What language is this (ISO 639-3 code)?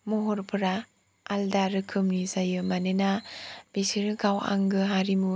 brx